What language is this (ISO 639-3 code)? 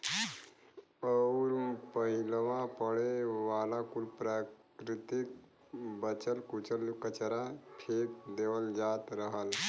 bho